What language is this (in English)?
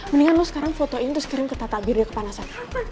Indonesian